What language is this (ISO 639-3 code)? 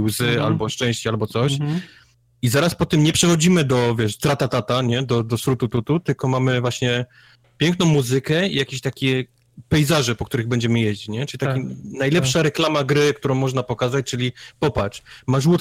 pol